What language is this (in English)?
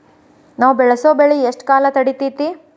Kannada